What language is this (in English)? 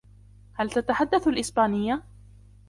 Arabic